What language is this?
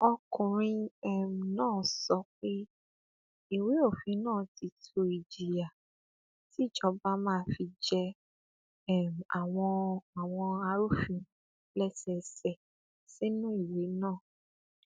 Yoruba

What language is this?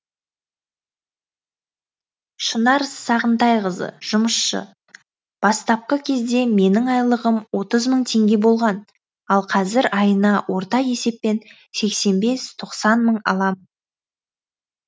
Kazakh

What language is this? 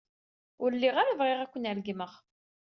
Kabyle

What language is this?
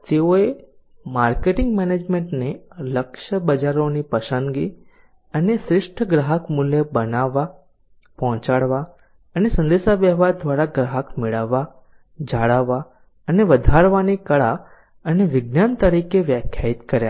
Gujarati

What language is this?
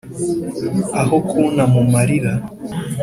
Kinyarwanda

